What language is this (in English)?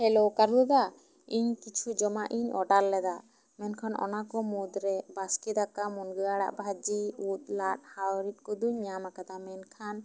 Santali